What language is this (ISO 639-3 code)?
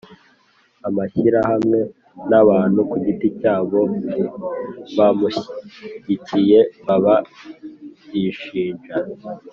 kin